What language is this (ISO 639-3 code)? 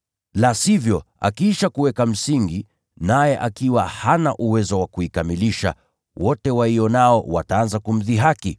swa